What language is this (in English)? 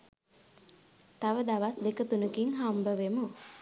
Sinhala